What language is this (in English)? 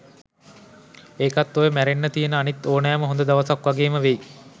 Sinhala